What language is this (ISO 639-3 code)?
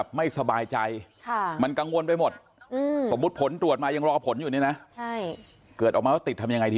tha